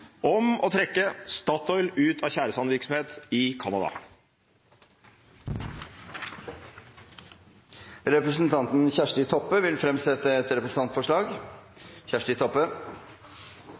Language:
Norwegian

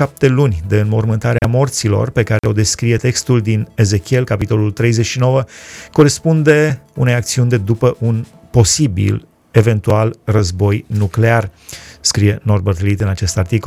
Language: Romanian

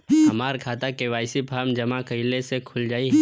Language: Bhojpuri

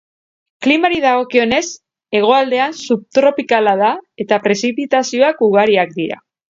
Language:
Basque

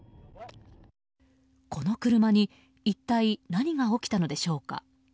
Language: Japanese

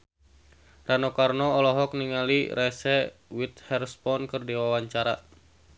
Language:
Sundanese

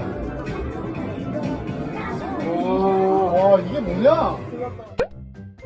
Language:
Korean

